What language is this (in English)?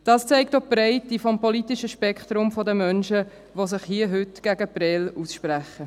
Swiss German